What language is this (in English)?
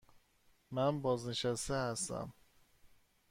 Persian